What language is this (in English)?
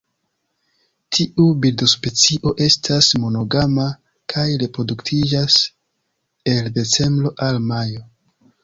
Esperanto